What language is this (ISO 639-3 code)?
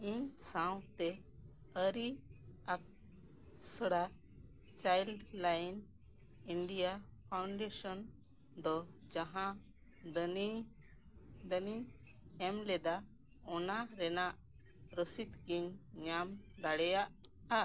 sat